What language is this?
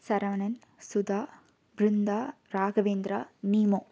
Tamil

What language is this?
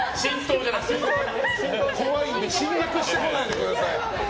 Japanese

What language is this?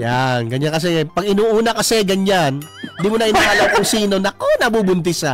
Filipino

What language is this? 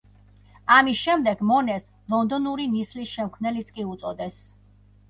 Georgian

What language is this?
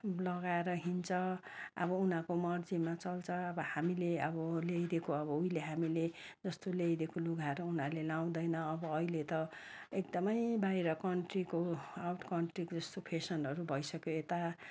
Nepali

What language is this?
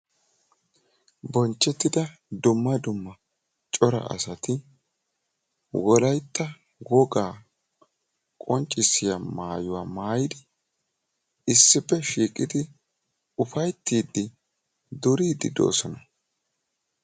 Wolaytta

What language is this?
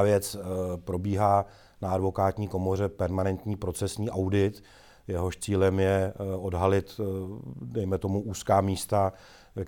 Czech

